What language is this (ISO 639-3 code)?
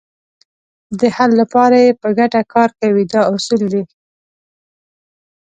pus